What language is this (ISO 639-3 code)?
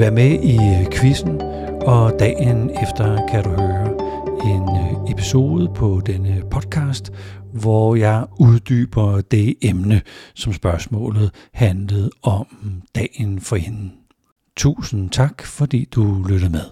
dan